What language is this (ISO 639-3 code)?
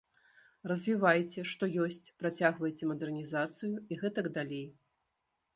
bel